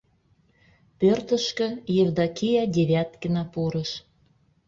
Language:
Mari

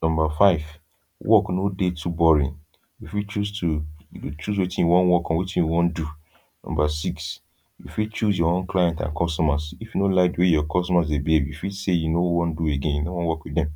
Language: Nigerian Pidgin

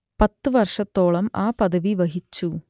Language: Malayalam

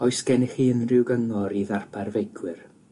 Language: Welsh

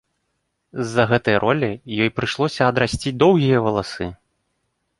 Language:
Belarusian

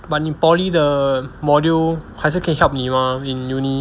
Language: English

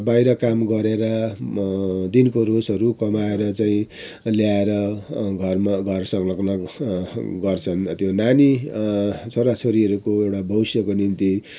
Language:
Nepali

